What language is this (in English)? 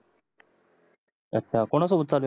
Marathi